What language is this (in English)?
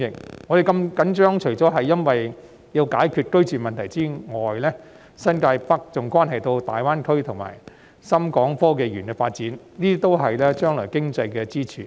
Cantonese